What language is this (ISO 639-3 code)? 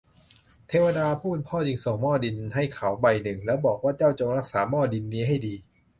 tha